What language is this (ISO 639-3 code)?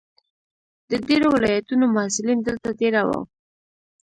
pus